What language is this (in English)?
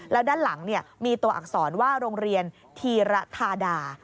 Thai